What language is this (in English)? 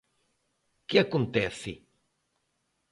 Galician